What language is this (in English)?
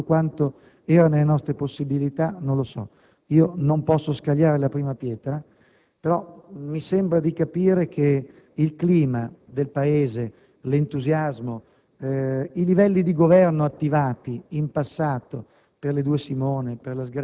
Italian